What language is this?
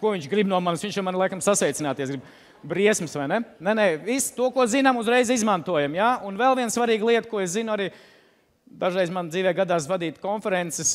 Latvian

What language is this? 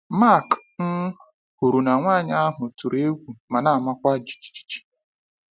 Igbo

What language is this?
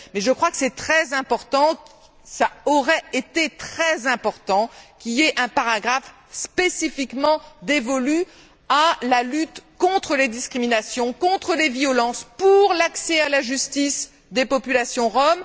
French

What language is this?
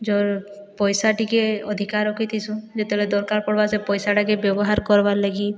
Odia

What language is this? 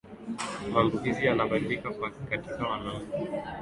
Swahili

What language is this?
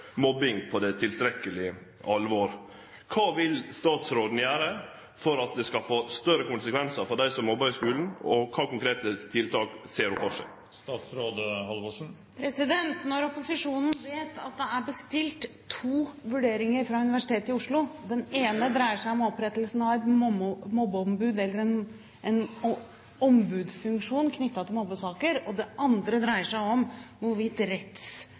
Norwegian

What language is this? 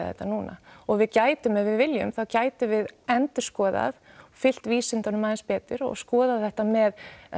Icelandic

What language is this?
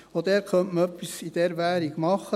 Swiss German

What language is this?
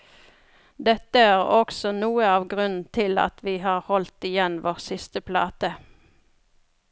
Norwegian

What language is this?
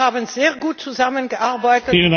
German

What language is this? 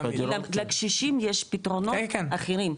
Hebrew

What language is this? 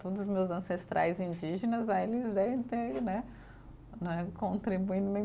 Portuguese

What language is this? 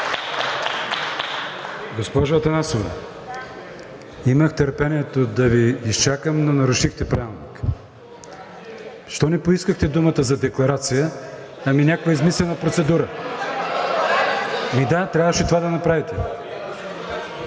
Bulgarian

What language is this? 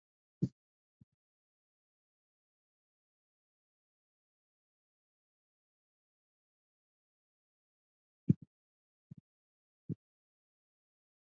Indus Kohistani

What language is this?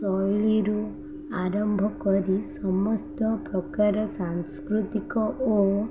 Odia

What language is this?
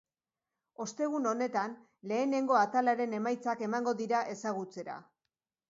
Basque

